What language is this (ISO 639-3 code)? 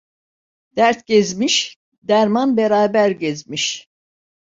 tur